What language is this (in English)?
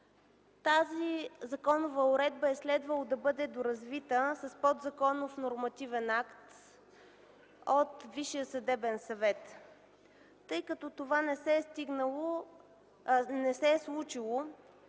Bulgarian